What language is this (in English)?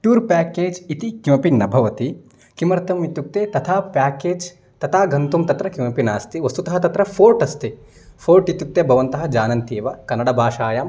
Sanskrit